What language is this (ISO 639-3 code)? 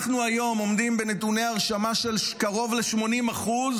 heb